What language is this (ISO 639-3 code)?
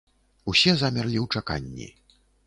bel